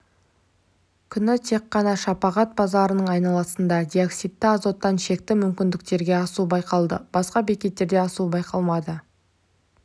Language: Kazakh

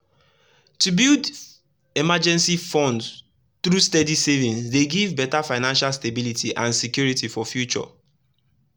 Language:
Nigerian Pidgin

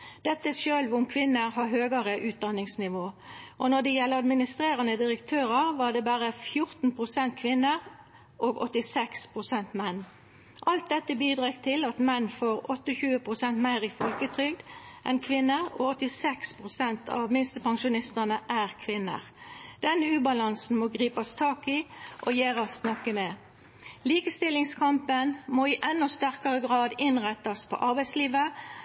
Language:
Norwegian Nynorsk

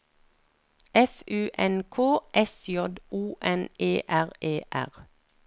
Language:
Norwegian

